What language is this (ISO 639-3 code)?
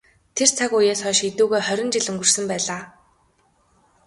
mon